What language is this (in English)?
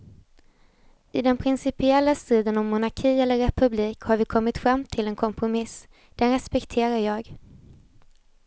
Swedish